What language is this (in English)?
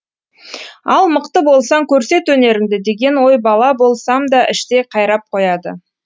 Kazakh